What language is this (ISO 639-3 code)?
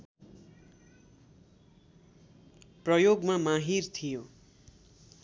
nep